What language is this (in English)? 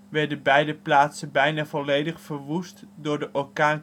Dutch